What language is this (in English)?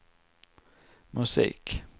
Swedish